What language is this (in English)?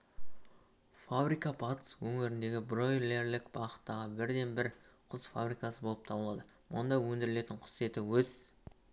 Kazakh